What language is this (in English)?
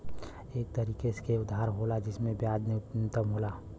Bhojpuri